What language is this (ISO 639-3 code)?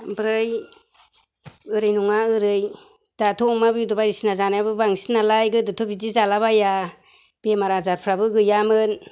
brx